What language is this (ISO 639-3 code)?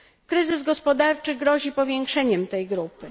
pol